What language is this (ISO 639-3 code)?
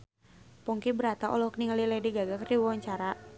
sun